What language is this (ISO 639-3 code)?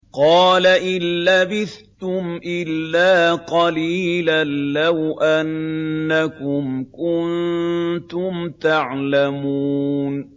ara